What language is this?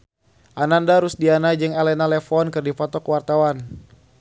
Sundanese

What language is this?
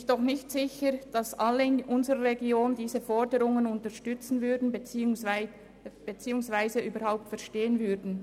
Swiss German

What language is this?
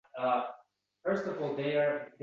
Uzbek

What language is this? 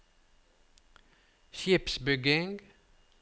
Norwegian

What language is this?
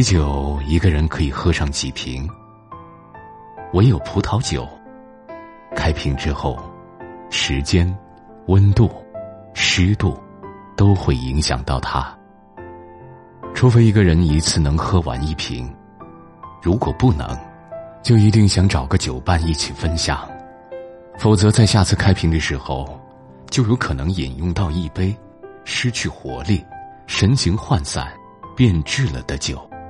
Chinese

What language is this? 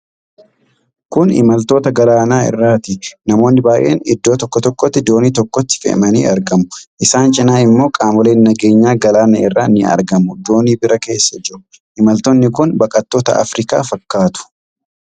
Oromo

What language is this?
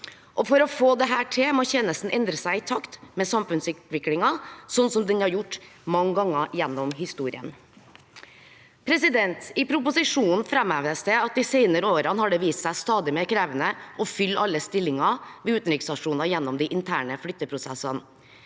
Norwegian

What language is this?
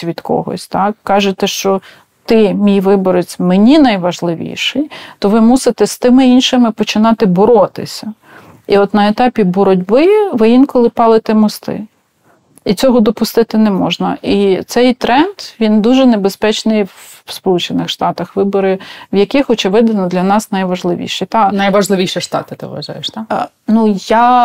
Ukrainian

